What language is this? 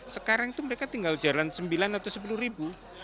Indonesian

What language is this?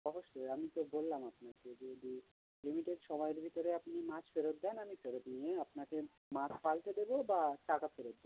Bangla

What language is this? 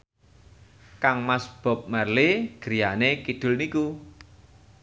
Javanese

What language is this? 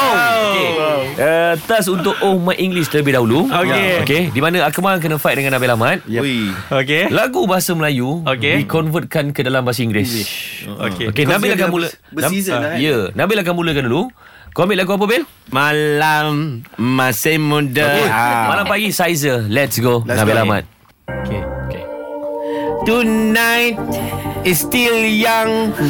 Malay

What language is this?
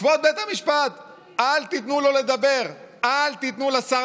Hebrew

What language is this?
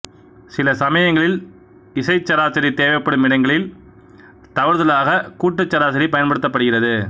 Tamil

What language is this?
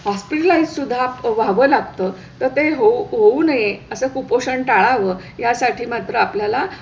Marathi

